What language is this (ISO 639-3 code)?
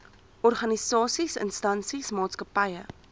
afr